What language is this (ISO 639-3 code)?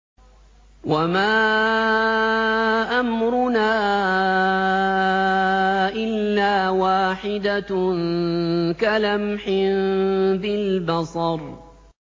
ara